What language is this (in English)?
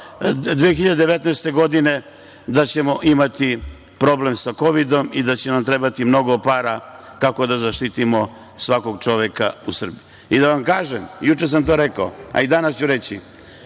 Serbian